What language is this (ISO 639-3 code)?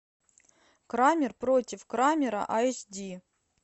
rus